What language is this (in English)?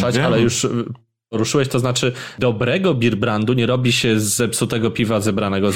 Polish